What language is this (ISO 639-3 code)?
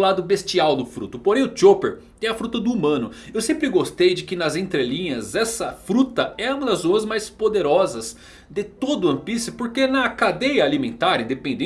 por